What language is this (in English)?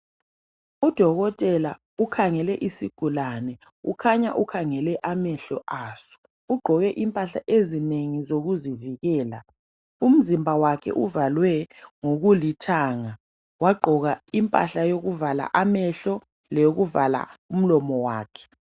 North Ndebele